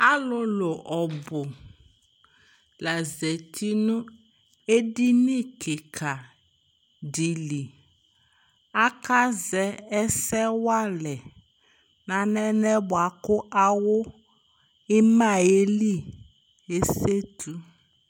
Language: Ikposo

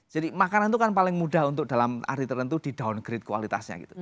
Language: Indonesian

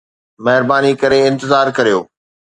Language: Sindhi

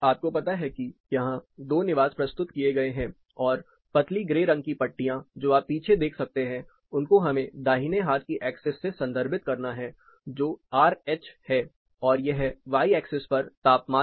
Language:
Hindi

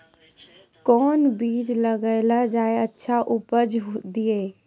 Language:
Maithili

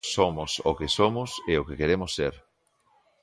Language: Galician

